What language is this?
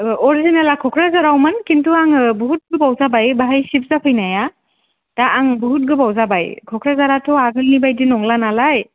Bodo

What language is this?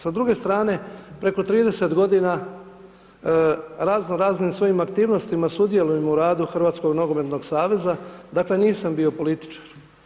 Croatian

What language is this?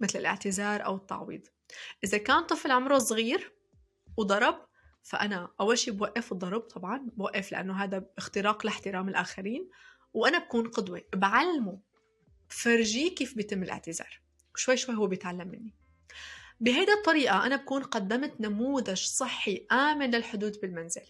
Arabic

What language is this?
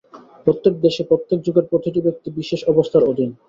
Bangla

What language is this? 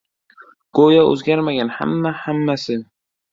Uzbek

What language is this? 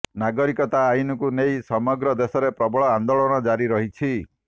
Odia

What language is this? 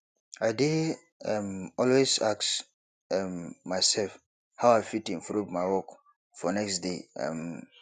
Nigerian Pidgin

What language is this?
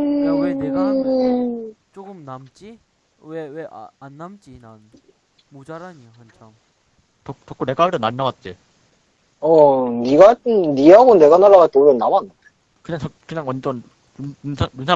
Korean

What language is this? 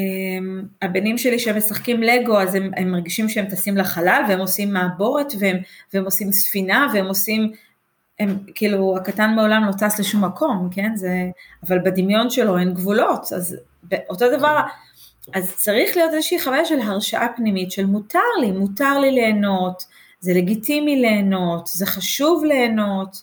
Hebrew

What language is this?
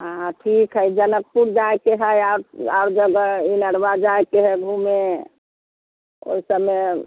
Maithili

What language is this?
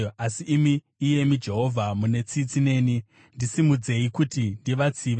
Shona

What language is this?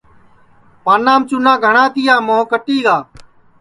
Sansi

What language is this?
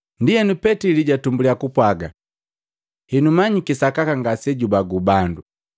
Matengo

